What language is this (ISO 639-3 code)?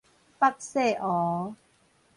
nan